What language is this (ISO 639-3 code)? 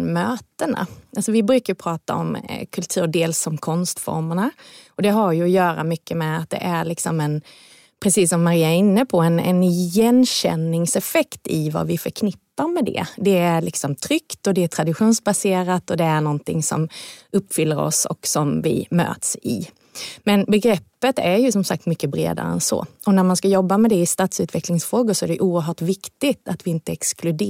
swe